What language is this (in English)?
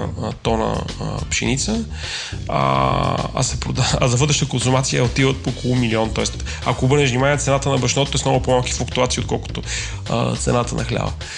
Bulgarian